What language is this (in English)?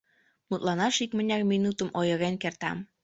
Mari